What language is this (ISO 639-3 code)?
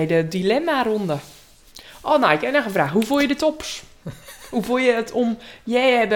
nld